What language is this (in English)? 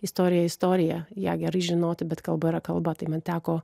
Lithuanian